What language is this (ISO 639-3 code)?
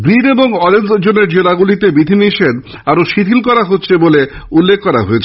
ben